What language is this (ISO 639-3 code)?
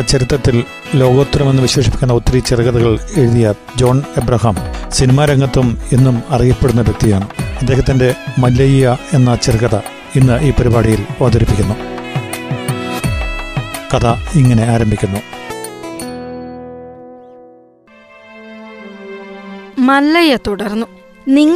mal